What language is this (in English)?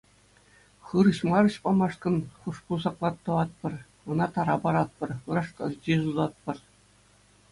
Chuvash